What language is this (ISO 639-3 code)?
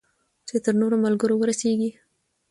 pus